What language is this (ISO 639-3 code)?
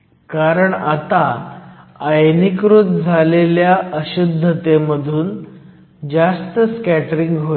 mar